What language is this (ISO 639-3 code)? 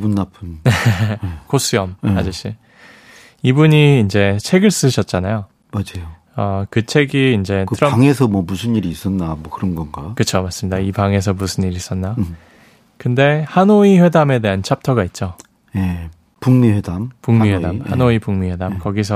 kor